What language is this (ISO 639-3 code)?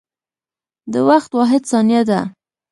pus